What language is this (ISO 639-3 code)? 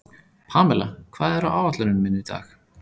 isl